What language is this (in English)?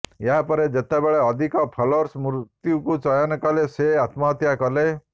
Odia